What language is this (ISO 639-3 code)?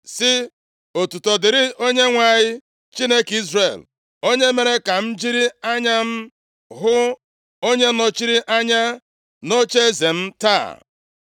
ibo